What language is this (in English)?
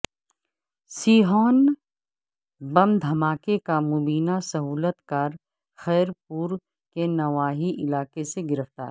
Urdu